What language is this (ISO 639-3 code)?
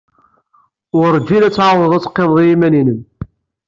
kab